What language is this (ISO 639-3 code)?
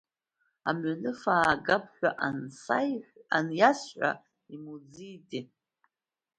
abk